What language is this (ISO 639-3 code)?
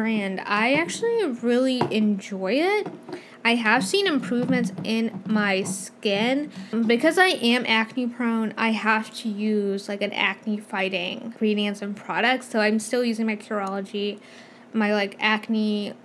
eng